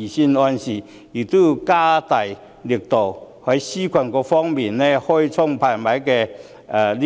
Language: Cantonese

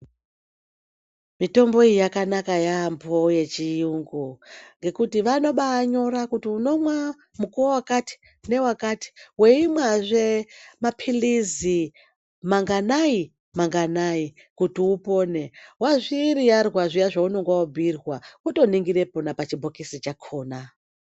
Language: Ndau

